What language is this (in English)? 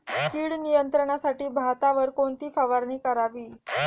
Marathi